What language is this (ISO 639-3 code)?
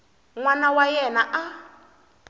tso